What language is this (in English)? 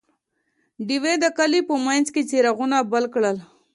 Pashto